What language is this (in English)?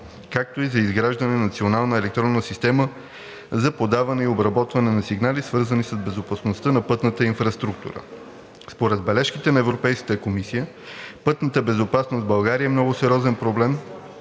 Bulgarian